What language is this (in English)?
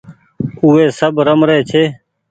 Goaria